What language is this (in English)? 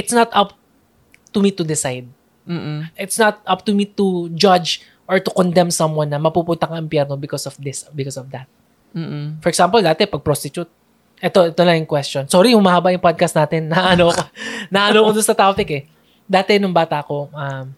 Filipino